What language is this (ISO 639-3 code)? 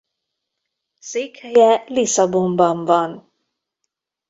hun